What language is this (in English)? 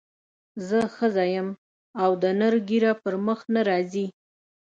Pashto